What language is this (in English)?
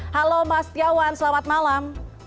Indonesian